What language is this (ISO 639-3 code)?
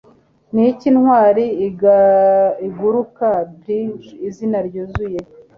kin